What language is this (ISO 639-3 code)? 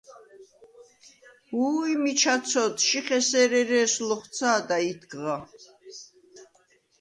sva